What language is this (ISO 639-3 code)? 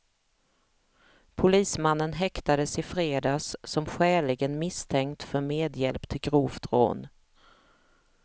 swe